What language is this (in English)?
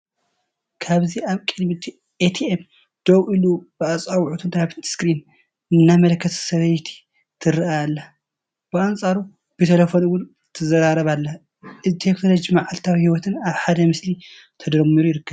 Tigrinya